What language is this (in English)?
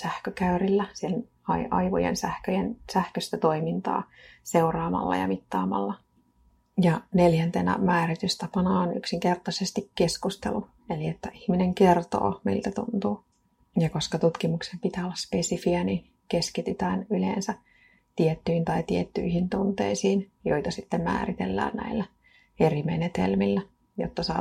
Finnish